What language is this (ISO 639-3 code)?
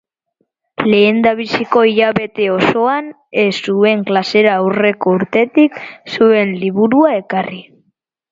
eus